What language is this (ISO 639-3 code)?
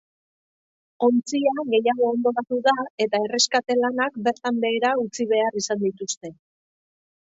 eus